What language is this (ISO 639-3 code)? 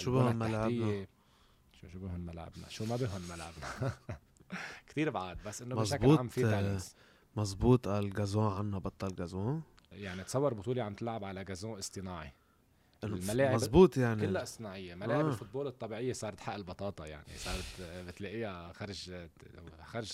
ara